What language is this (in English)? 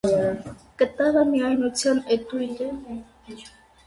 Armenian